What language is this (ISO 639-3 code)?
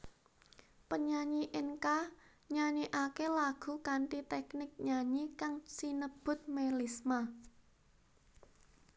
jav